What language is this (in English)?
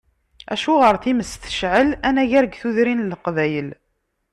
Kabyle